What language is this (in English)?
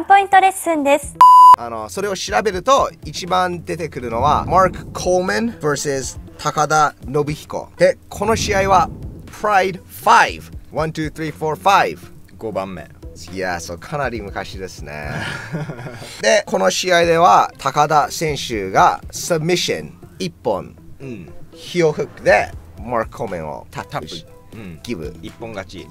Japanese